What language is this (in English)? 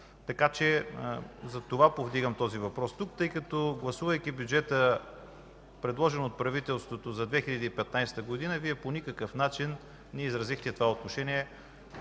Bulgarian